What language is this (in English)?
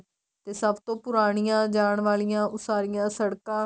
Punjabi